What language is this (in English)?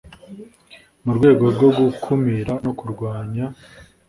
Kinyarwanda